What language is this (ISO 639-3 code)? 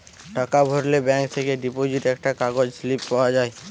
ben